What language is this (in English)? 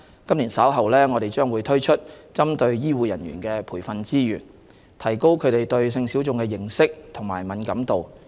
Cantonese